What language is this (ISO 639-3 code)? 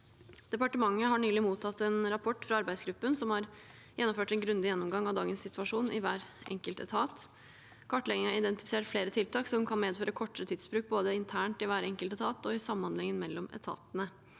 nor